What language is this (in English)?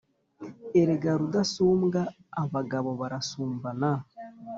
Kinyarwanda